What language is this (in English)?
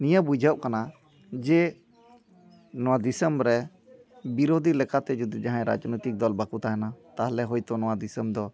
Santali